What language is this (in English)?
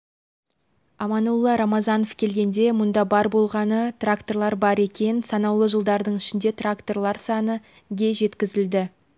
Kazakh